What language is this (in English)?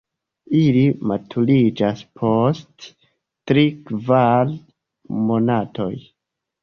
Esperanto